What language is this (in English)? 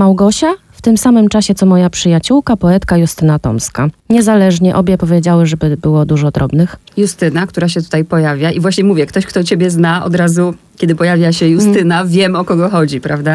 Polish